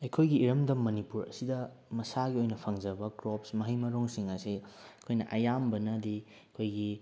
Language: Manipuri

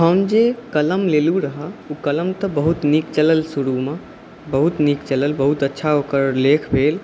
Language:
Maithili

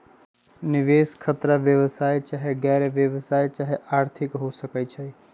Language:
Magahi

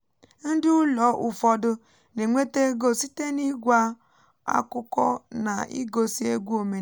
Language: Igbo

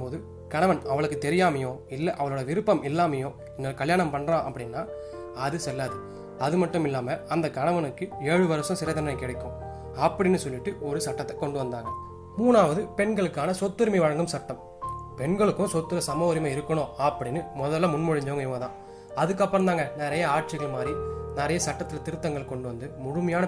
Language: Tamil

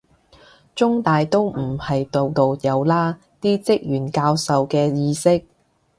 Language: Cantonese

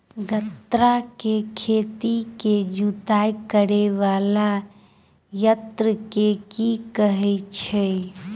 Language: Maithili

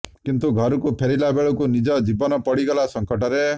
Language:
Odia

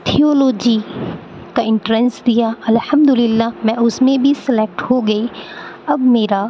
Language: Urdu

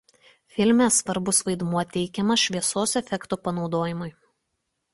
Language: Lithuanian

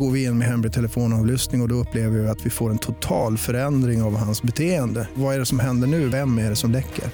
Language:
Swedish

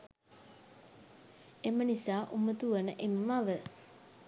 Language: Sinhala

